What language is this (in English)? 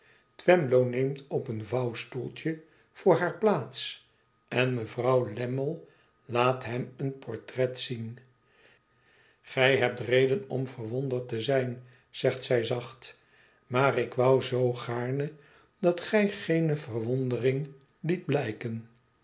Dutch